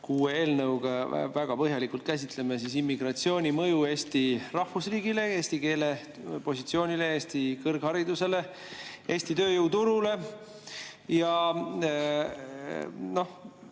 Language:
Estonian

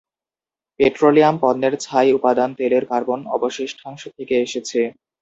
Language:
Bangla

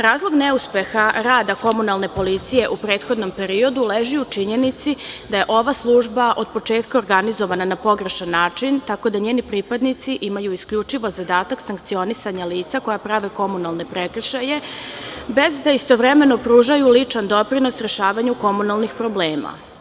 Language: Serbian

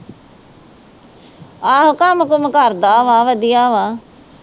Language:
Punjabi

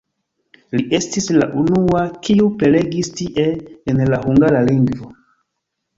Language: Esperanto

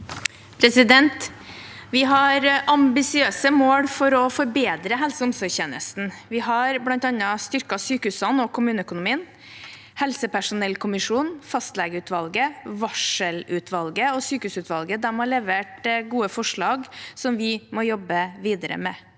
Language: Norwegian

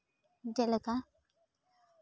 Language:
Santali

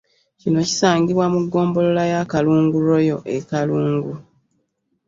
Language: Ganda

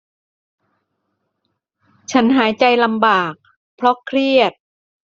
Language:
Thai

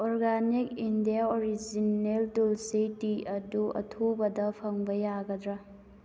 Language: Manipuri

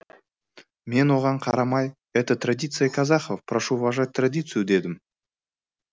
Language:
Kazakh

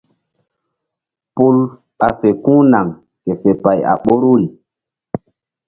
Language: Mbum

